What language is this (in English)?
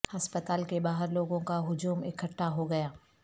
Urdu